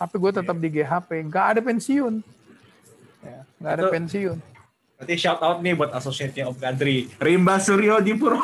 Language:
Indonesian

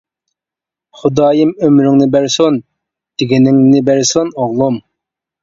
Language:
Uyghur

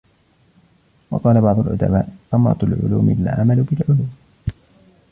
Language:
Arabic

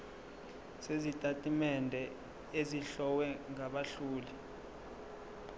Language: Zulu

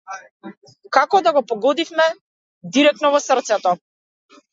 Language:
Macedonian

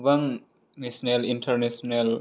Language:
Bodo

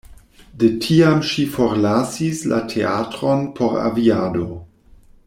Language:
Esperanto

